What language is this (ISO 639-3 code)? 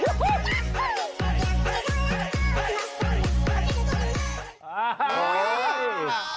tha